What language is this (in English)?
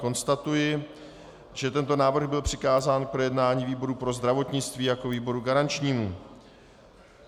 Czech